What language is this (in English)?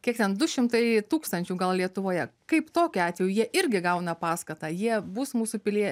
Lithuanian